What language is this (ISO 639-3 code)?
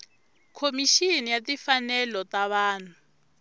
tso